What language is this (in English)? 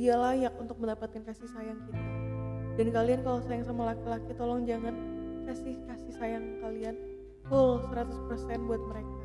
Indonesian